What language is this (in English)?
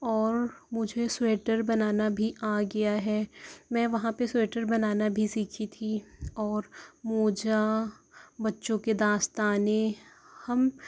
Urdu